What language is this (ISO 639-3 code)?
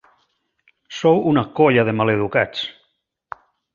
cat